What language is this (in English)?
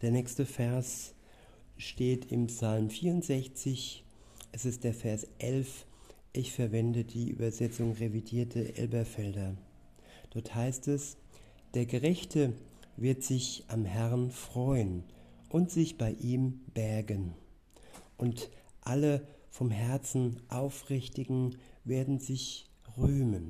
German